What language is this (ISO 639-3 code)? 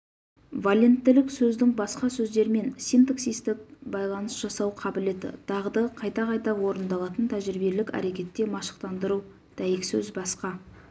kaz